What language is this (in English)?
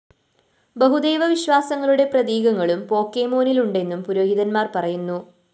Malayalam